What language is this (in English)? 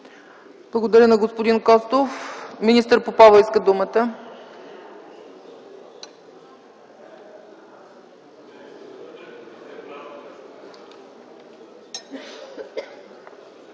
Bulgarian